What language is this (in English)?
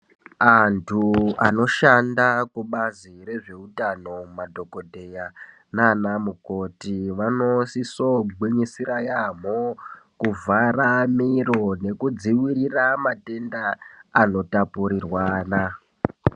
Ndau